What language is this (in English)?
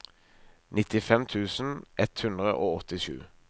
Norwegian